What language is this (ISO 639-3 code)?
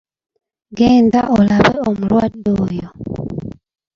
lug